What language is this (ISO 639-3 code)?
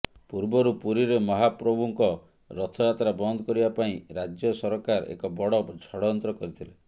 ori